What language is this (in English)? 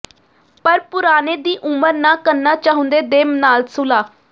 Punjabi